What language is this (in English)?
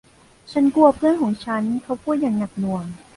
Thai